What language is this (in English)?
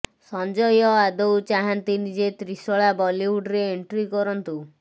Odia